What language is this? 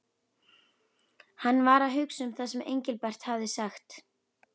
Icelandic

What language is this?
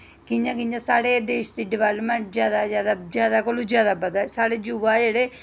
Dogri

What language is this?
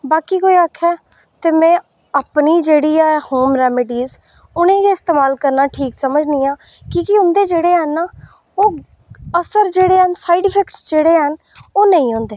Dogri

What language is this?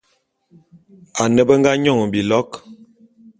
Bulu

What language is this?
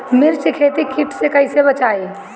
Bhojpuri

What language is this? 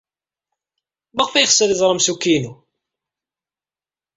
Kabyle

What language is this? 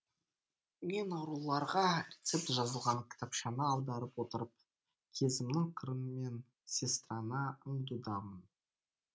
Kazakh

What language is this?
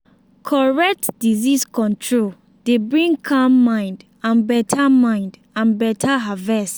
Nigerian Pidgin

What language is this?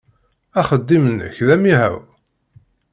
Kabyle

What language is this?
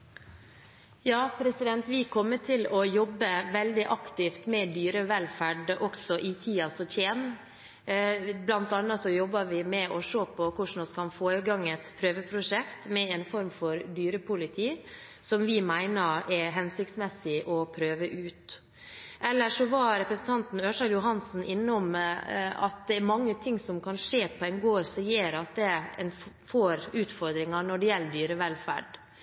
Norwegian Bokmål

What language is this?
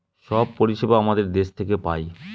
Bangla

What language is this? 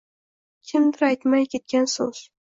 Uzbek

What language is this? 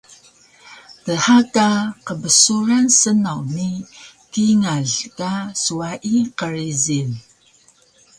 Taroko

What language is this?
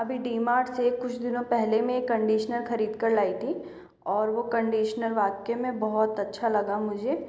Hindi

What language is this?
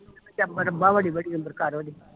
Punjabi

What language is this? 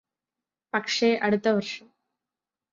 Malayalam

